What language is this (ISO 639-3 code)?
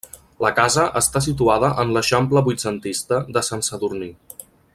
cat